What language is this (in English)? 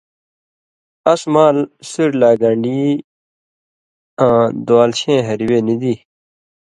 Indus Kohistani